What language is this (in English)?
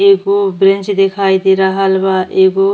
Bhojpuri